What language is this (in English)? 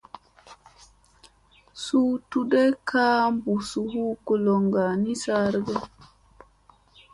Musey